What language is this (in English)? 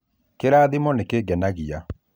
Kikuyu